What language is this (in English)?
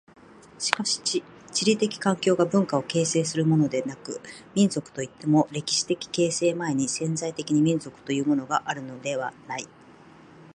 Japanese